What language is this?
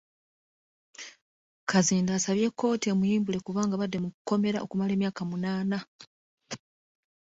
Ganda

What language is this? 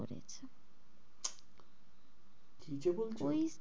Bangla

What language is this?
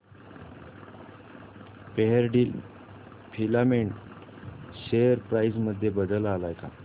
Marathi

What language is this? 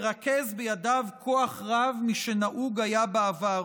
Hebrew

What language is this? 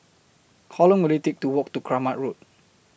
English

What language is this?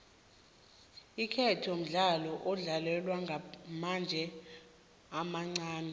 South Ndebele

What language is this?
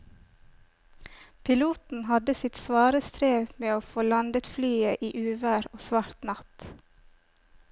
Norwegian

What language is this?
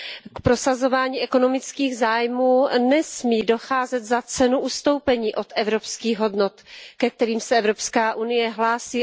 Czech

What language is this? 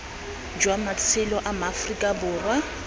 Tswana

